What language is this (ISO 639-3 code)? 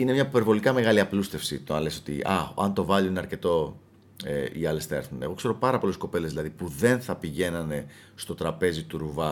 ell